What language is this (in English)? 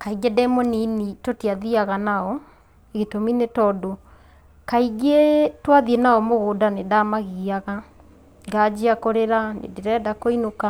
Kikuyu